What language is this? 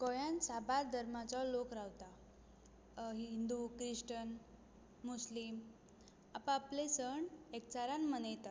Konkani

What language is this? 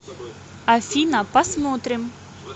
Russian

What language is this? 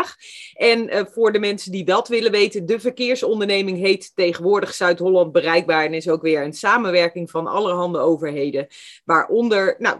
Dutch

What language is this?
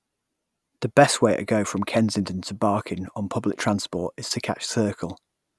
English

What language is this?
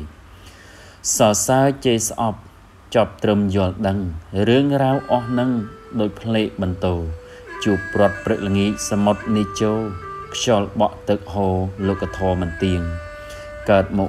Thai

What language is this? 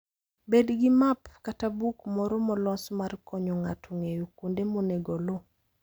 Luo (Kenya and Tanzania)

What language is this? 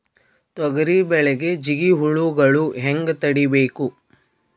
Kannada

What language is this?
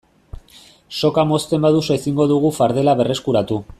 Basque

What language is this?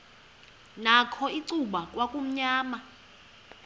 Xhosa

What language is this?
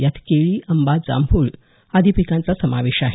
Marathi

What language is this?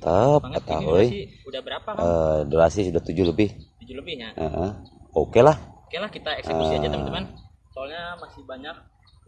Indonesian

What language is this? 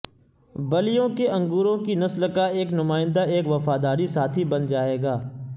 Urdu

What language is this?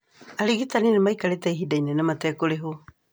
Kikuyu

